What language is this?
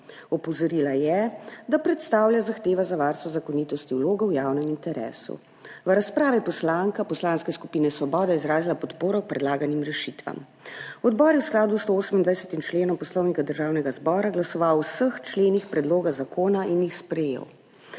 Slovenian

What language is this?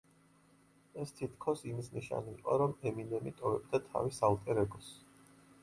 Georgian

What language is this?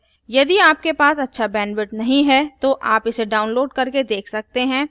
Hindi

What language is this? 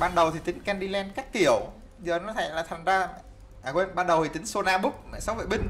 Vietnamese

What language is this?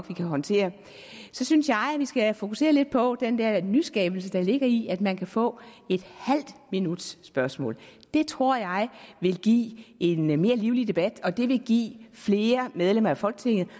Danish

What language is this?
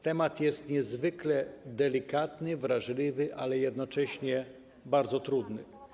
Polish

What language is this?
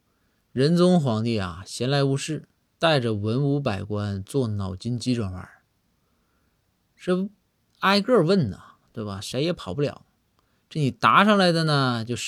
Chinese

